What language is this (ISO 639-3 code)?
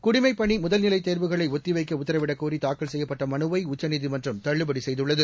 tam